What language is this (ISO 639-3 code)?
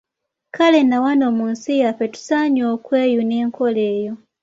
lug